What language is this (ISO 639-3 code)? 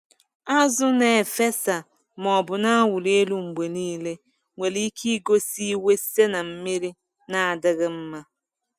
ibo